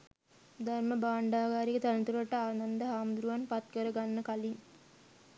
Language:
Sinhala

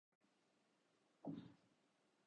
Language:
Urdu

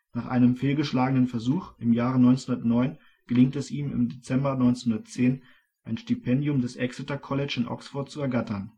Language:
German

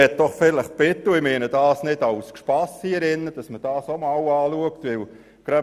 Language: Swiss German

